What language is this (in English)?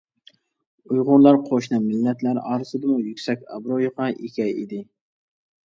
Uyghur